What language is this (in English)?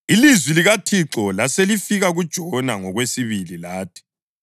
North Ndebele